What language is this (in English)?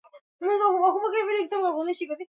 Swahili